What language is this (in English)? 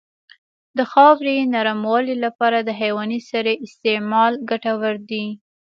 Pashto